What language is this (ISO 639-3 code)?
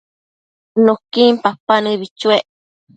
mcf